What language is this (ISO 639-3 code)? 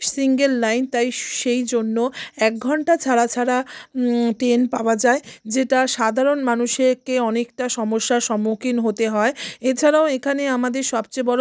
ben